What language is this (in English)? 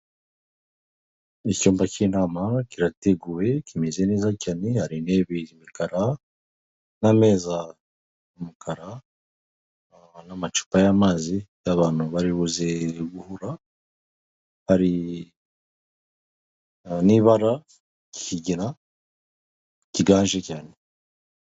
Kinyarwanda